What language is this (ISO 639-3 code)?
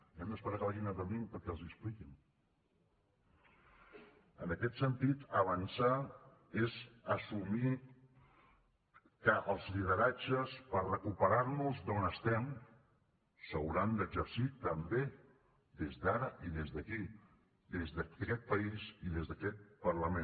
cat